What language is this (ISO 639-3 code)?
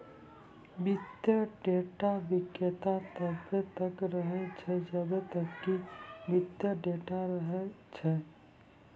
mai